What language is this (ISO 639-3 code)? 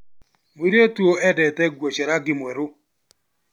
kik